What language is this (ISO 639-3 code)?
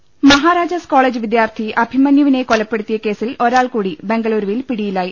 mal